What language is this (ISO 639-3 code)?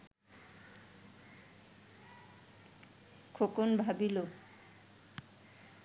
ben